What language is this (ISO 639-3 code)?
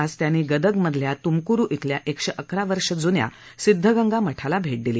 mar